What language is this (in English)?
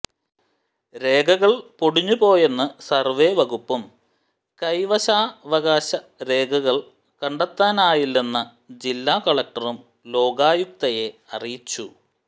Malayalam